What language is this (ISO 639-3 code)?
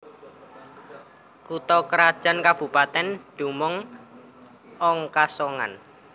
jav